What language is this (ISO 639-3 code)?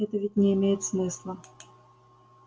rus